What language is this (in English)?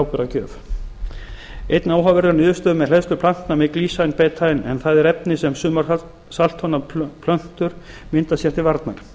Icelandic